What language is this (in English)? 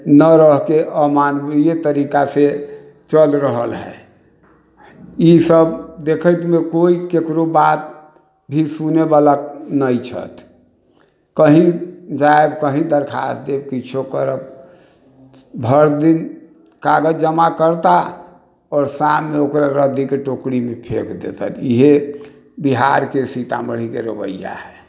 Maithili